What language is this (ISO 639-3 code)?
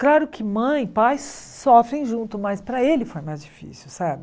por